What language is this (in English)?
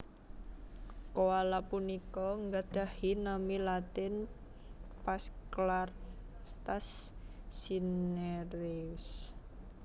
Javanese